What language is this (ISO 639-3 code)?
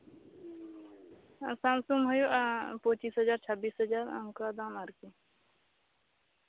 sat